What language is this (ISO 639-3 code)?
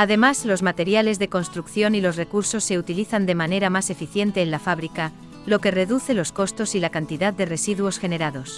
spa